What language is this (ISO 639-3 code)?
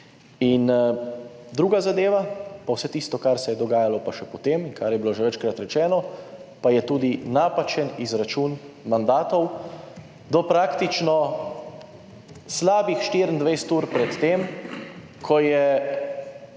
slv